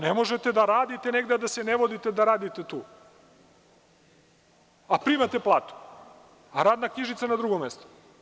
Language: Serbian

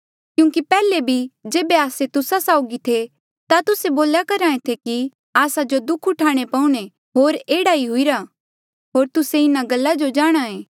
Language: Mandeali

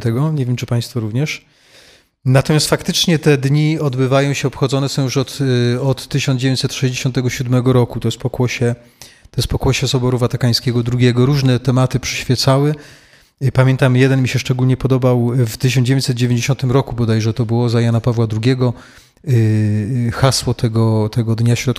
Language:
Polish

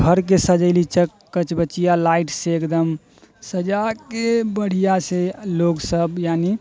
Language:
Maithili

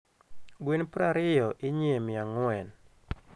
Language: Luo (Kenya and Tanzania)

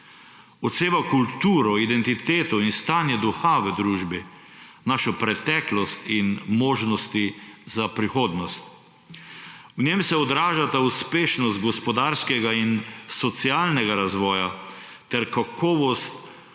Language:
Slovenian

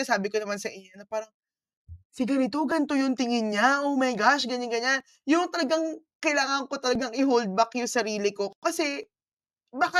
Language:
Filipino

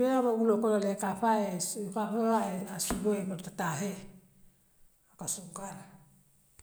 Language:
Western Maninkakan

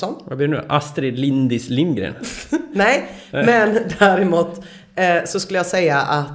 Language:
Swedish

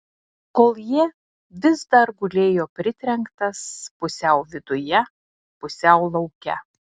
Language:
Lithuanian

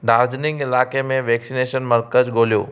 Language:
Sindhi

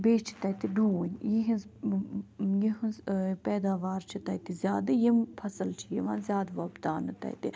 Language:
Kashmiri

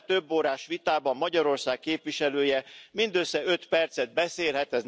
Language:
Hungarian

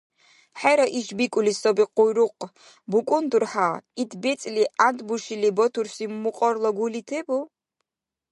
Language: Dargwa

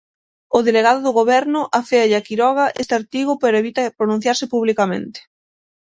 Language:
Galician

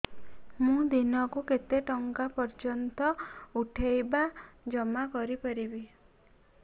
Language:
Odia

